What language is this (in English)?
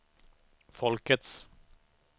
Swedish